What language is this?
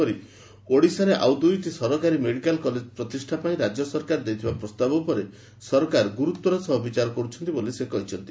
Odia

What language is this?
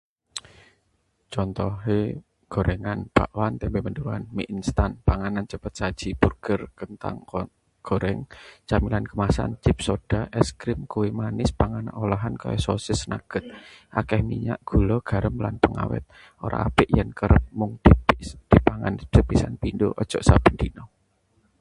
Javanese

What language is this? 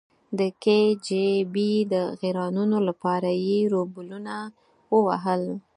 Pashto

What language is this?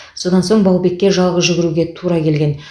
Kazakh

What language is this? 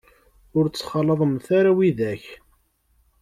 Kabyle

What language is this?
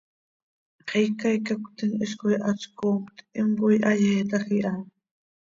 Seri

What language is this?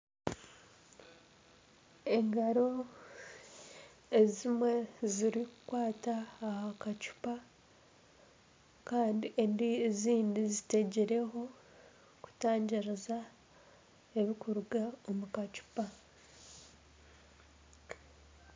Nyankole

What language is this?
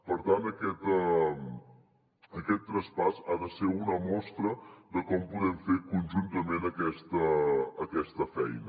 Catalan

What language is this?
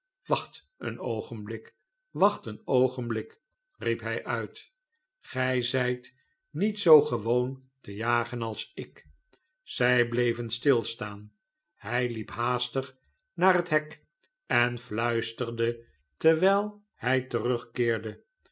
Dutch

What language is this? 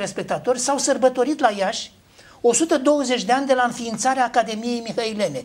Romanian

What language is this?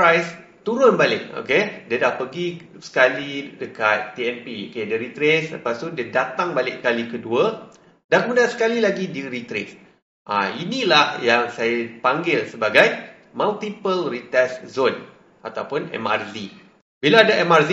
Malay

